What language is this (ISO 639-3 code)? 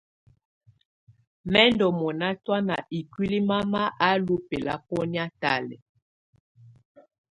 tvu